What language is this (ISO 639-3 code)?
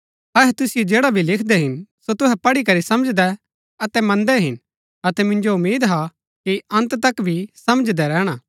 gbk